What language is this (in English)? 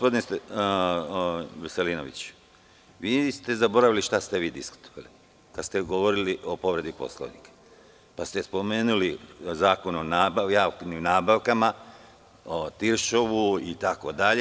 Serbian